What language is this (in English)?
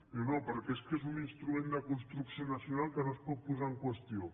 Catalan